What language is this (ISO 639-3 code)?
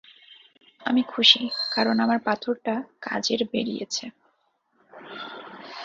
ben